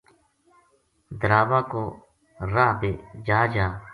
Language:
Gujari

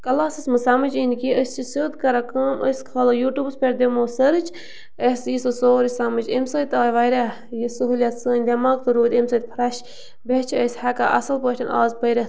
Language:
Kashmiri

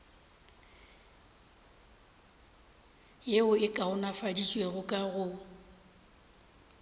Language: Northern Sotho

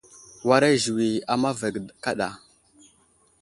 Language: Wuzlam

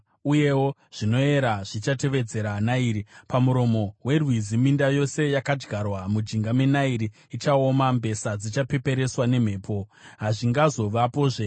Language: Shona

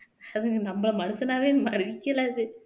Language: Tamil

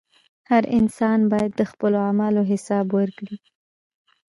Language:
Pashto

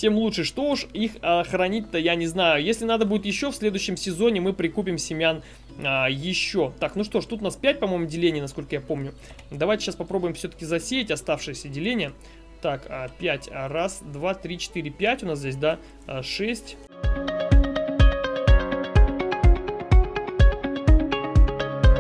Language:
Russian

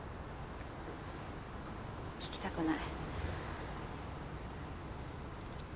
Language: Japanese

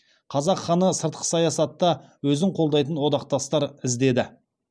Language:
Kazakh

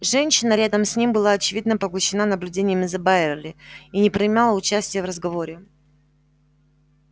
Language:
Russian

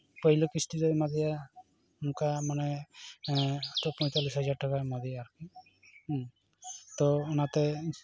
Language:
Santali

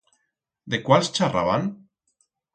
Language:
Aragonese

